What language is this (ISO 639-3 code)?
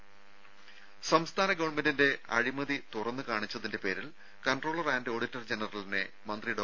mal